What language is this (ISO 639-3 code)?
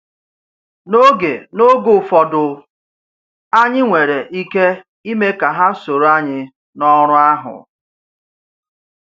ibo